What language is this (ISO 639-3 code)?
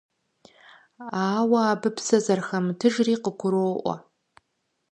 kbd